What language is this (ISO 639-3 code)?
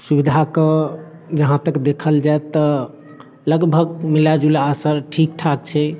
mai